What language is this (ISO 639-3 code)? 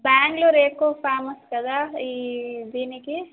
tel